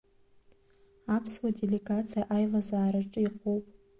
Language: Abkhazian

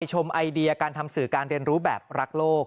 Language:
Thai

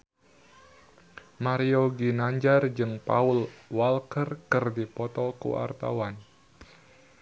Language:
Sundanese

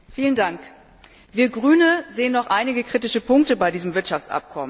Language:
German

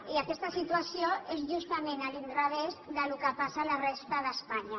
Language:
Catalan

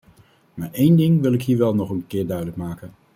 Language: Dutch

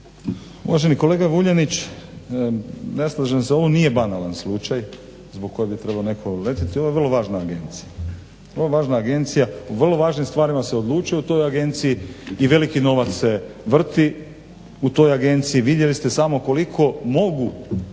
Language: Croatian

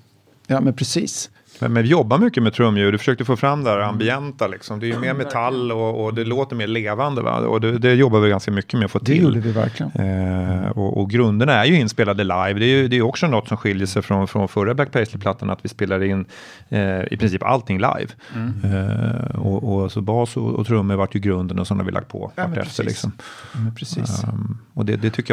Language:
Swedish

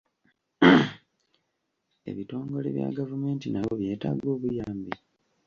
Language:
Ganda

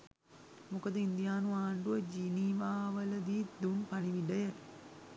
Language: Sinhala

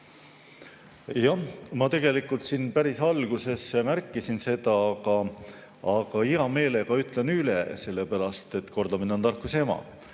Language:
Estonian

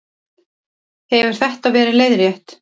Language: Icelandic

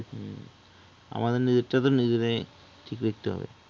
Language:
Bangla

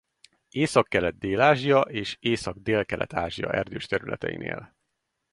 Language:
Hungarian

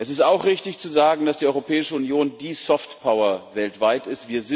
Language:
German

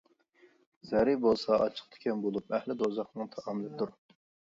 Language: Uyghur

